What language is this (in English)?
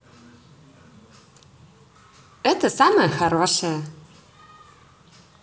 Russian